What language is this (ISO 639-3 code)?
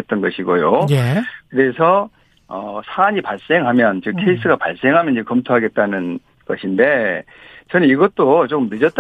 kor